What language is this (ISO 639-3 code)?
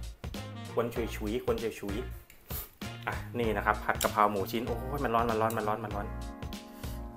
tha